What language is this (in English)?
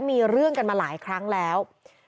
Thai